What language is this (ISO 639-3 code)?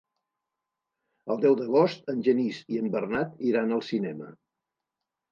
cat